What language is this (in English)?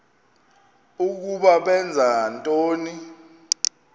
Xhosa